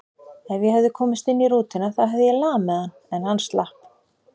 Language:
Icelandic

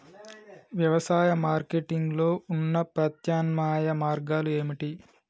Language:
Telugu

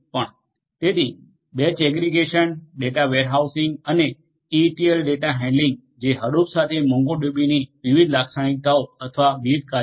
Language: Gujarati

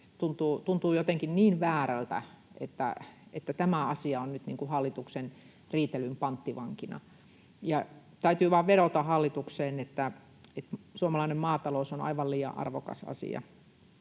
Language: Finnish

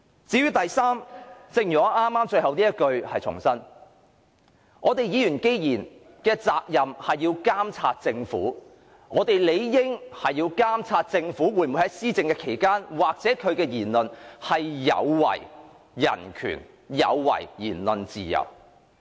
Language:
Cantonese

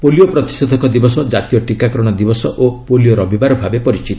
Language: Odia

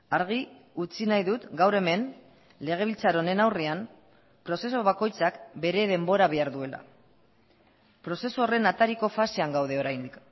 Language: Basque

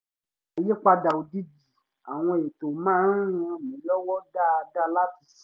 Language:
Yoruba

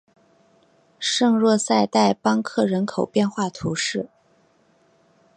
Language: Chinese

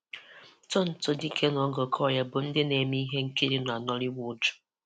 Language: Igbo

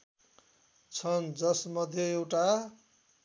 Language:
Nepali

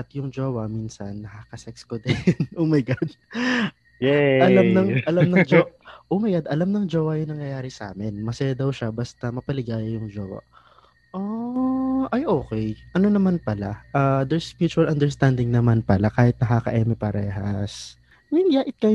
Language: Filipino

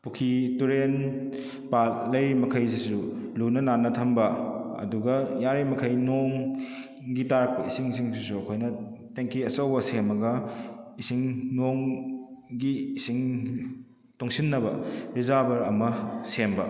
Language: Manipuri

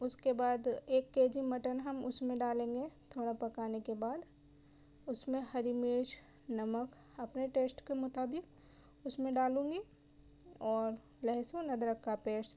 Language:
Urdu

